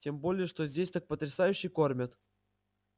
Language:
Russian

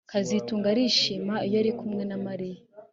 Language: Kinyarwanda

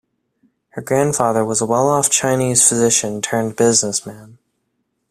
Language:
English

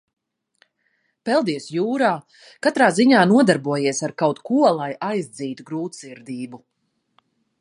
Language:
Latvian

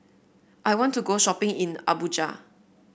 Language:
English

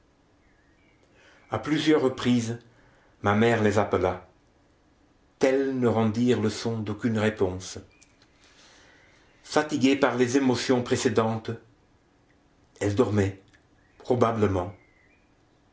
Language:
French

